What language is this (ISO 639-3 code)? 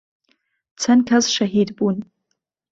ckb